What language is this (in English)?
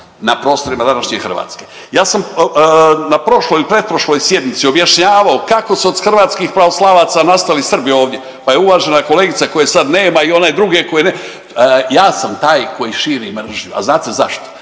Croatian